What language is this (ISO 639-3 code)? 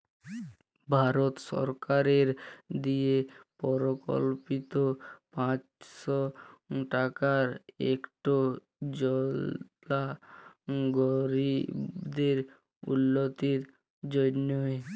ben